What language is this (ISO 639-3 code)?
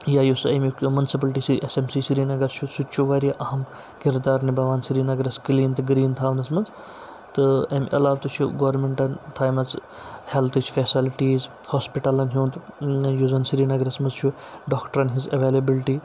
kas